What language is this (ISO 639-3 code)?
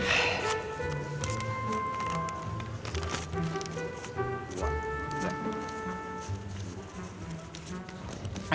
ind